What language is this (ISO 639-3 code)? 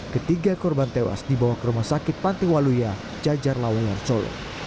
ind